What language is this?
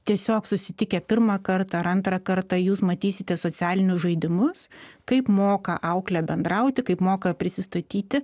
Lithuanian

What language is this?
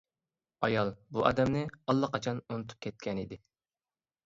Uyghur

